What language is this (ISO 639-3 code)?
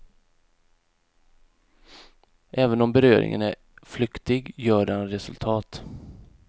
swe